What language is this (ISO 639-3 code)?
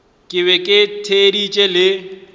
nso